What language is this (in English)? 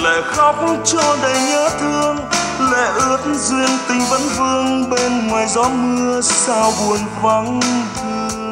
Vietnamese